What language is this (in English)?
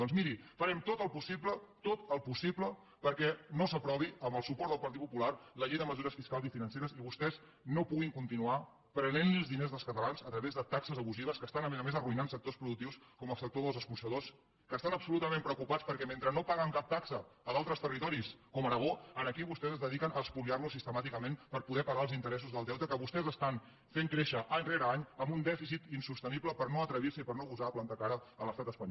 Catalan